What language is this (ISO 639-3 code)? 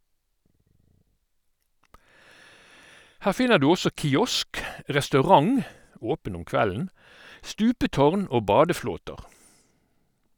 nor